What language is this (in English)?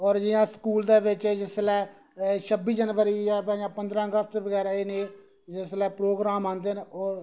Dogri